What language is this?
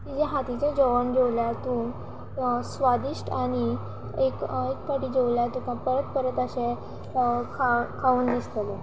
Konkani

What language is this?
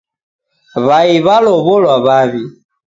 Taita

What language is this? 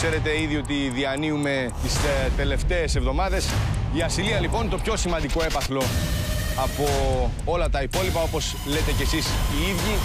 Greek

